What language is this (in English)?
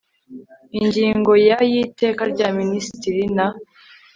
Kinyarwanda